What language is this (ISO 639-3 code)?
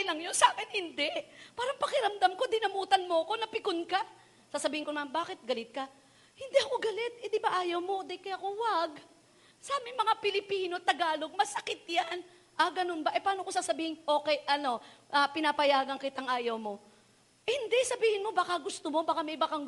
fil